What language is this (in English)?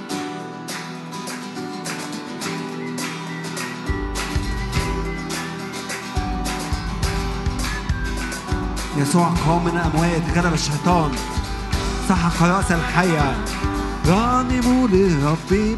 Arabic